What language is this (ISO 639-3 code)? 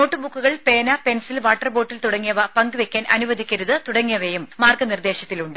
mal